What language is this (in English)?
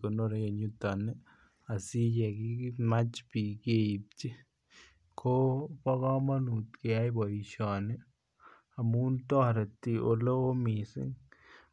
Kalenjin